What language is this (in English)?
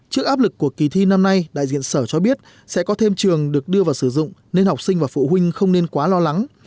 Vietnamese